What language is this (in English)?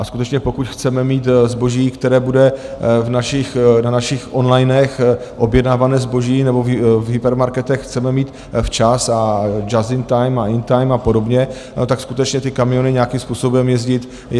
Czech